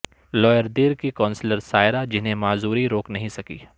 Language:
Urdu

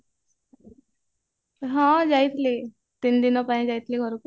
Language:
Odia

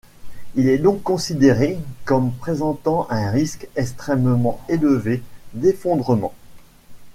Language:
French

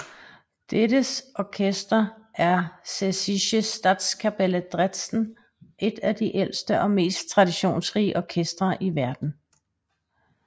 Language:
Danish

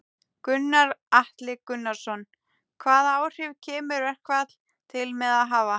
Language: Icelandic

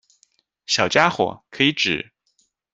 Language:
Chinese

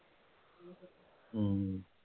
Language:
Punjabi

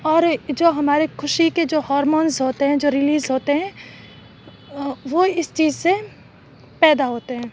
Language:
Urdu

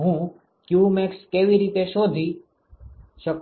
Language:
Gujarati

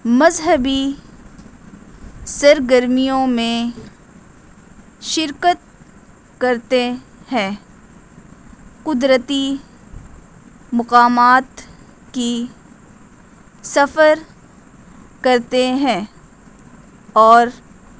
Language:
Urdu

